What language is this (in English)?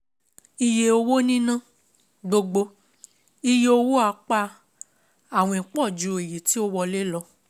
Yoruba